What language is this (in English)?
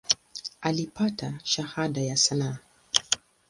Swahili